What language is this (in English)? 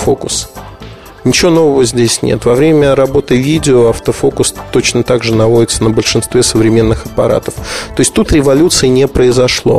Russian